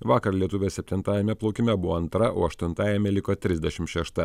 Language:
Lithuanian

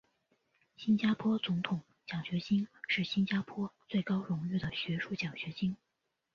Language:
Chinese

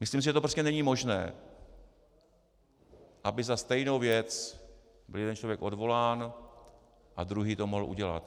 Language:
Czech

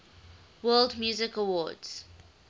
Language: English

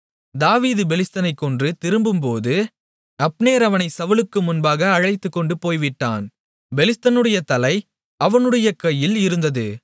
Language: Tamil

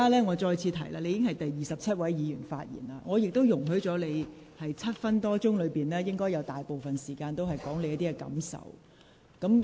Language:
Cantonese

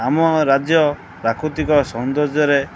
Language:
Odia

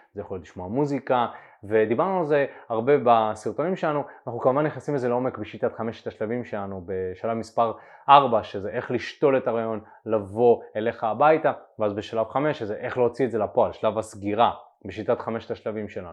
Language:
Hebrew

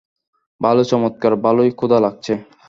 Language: Bangla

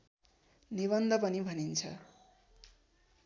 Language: Nepali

